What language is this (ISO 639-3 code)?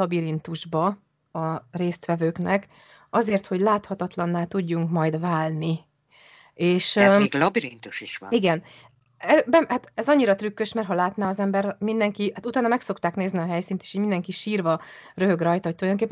hun